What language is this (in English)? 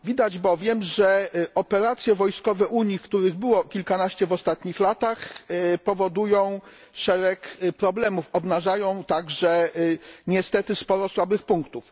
Polish